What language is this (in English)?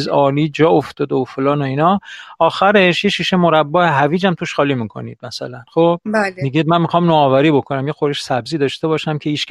Persian